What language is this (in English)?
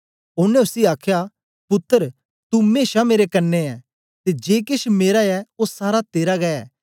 Dogri